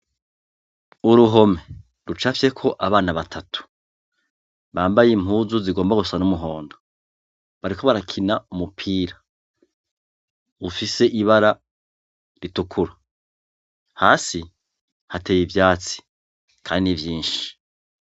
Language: Rundi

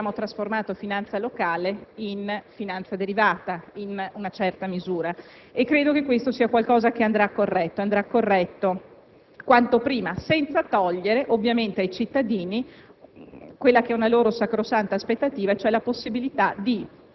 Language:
Italian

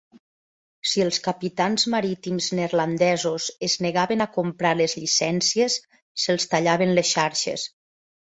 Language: Catalan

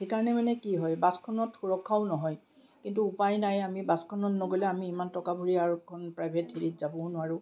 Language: Assamese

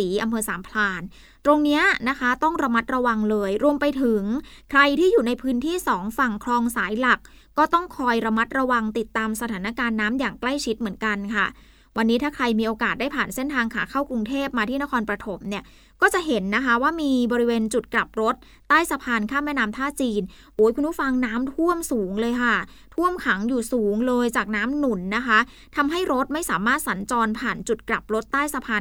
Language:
Thai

